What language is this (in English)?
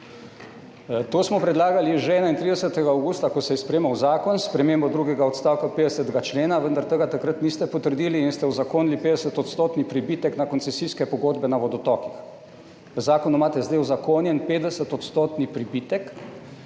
Slovenian